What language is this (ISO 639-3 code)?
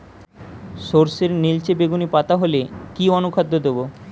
ben